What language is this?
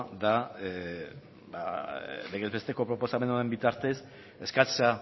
Basque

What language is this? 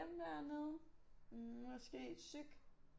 Danish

